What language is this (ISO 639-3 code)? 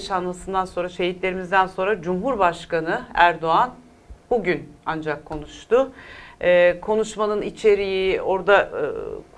tur